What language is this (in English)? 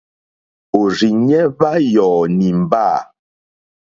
Mokpwe